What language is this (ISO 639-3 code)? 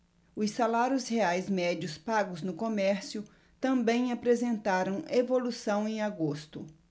por